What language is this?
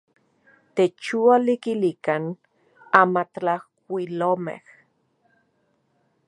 Central Puebla Nahuatl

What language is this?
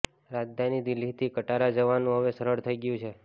Gujarati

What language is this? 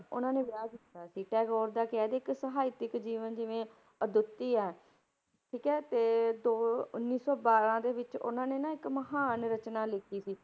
Punjabi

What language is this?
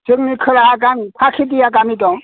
Bodo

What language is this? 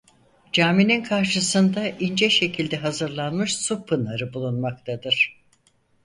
Turkish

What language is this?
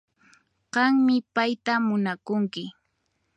Puno Quechua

